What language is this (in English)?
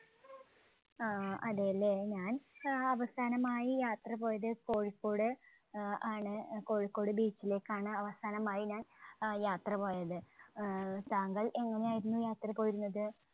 Malayalam